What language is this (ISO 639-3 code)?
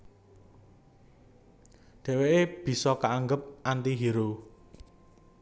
jav